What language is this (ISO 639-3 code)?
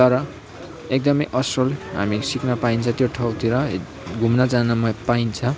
nep